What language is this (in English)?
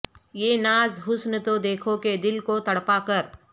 Urdu